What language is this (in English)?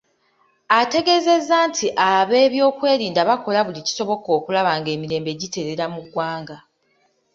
Ganda